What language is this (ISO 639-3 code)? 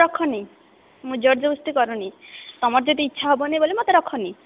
ori